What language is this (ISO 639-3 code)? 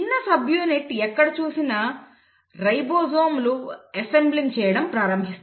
tel